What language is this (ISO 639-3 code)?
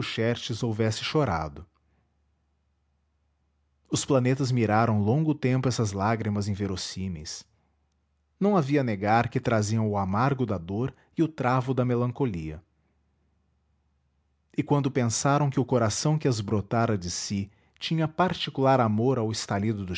por